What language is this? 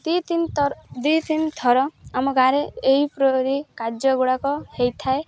Odia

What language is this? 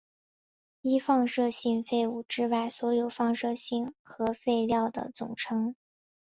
Chinese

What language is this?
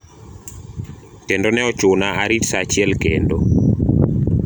Luo (Kenya and Tanzania)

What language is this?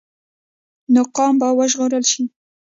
Pashto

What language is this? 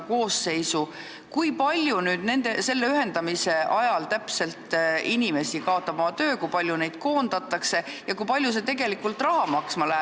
Estonian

